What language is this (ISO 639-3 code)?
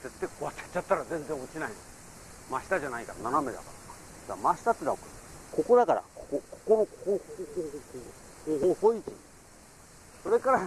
jpn